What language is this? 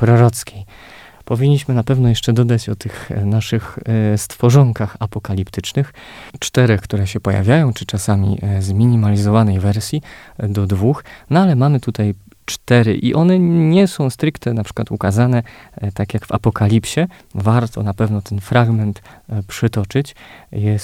Polish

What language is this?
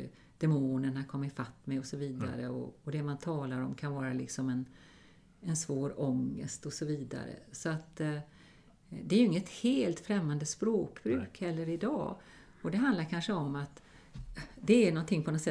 Swedish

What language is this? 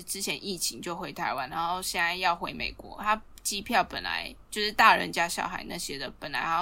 Chinese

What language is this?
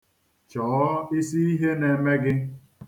Igbo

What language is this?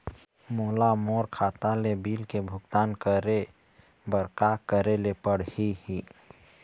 Chhattisgarhi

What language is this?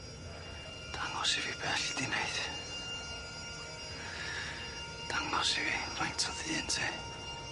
Welsh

